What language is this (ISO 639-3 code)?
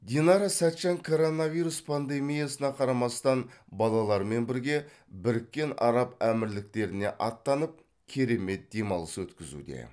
kaz